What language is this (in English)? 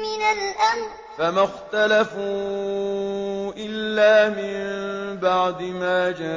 Arabic